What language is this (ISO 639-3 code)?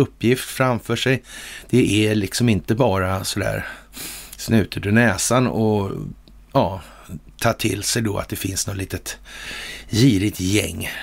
swe